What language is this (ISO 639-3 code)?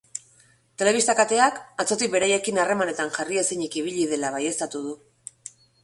eus